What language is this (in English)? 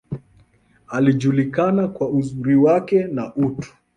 Swahili